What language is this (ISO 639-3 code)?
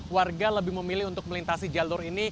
ind